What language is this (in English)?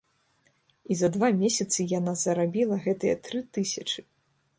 Belarusian